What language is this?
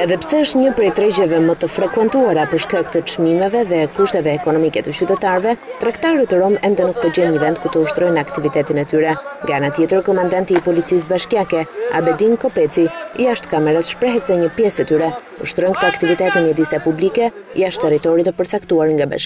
Bulgarian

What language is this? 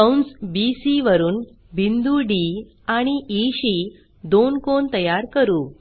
Marathi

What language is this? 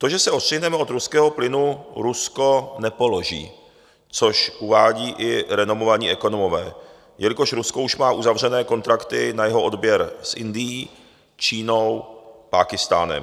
Czech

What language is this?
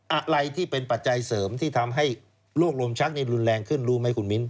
Thai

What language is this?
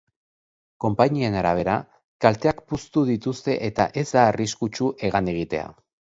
Basque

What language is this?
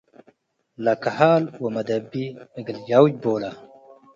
Tigre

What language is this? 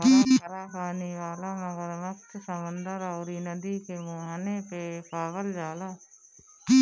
Bhojpuri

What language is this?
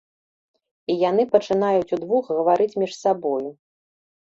Belarusian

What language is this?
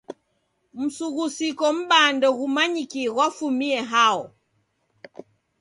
Taita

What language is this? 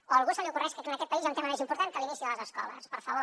Catalan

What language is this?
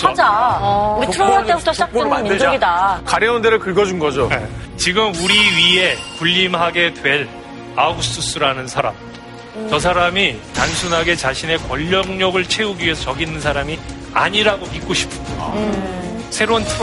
Korean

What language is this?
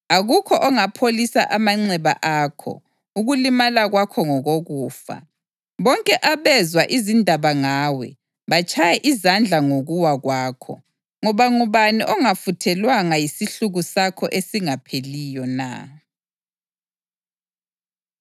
North Ndebele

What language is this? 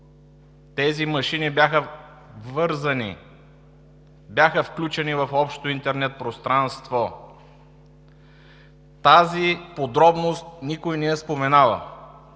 Bulgarian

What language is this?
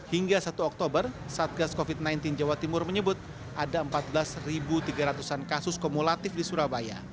Indonesian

